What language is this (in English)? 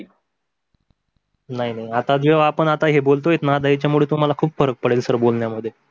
Marathi